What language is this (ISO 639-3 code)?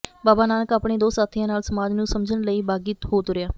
pan